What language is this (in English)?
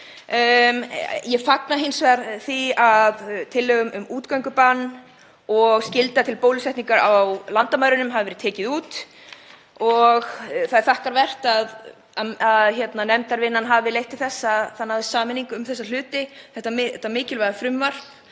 Icelandic